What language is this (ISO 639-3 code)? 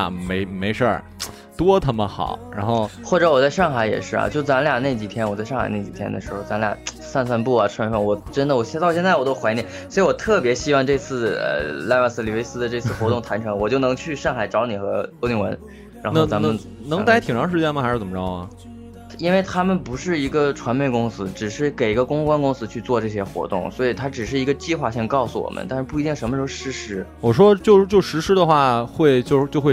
zho